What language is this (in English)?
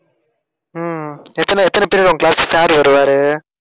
Tamil